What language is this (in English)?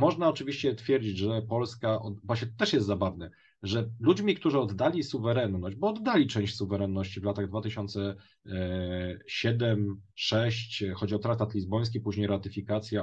Polish